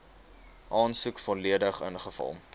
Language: Afrikaans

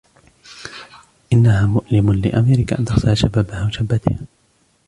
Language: Arabic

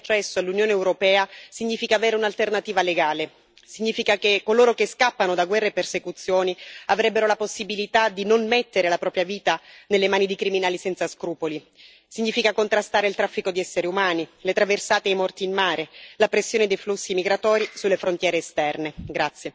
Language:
Italian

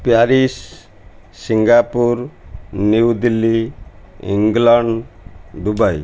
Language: Odia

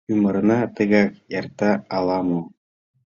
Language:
Mari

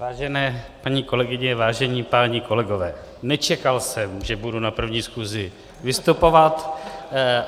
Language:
Czech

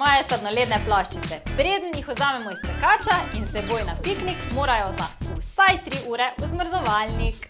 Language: Slovenian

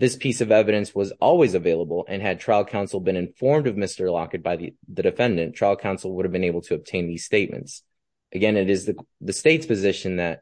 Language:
English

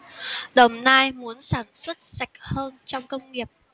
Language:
Vietnamese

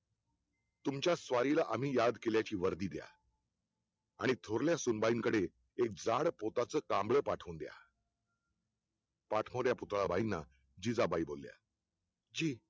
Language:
Marathi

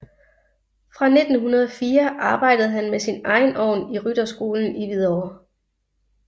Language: Danish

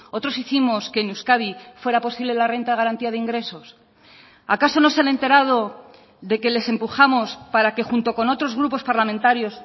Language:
Spanish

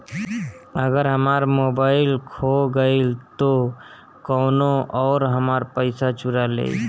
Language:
Bhojpuri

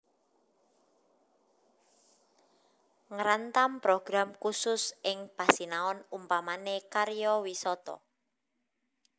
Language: Javanese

